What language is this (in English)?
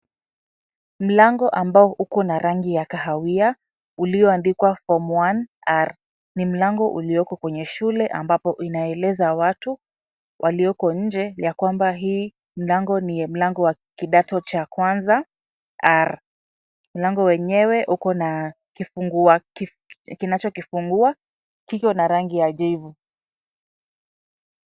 Swahili